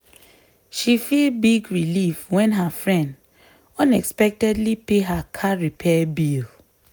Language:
Nigerian Pidgin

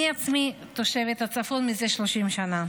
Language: Hebrew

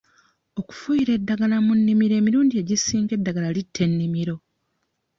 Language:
Ganda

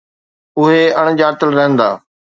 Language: Sindhi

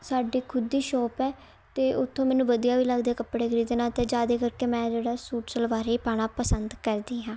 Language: Punjabi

